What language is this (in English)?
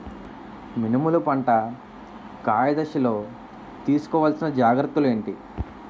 Telugu